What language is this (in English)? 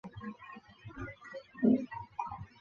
Chinese